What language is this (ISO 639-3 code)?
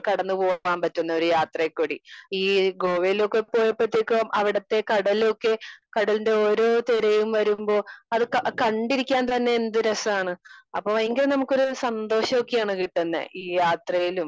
mal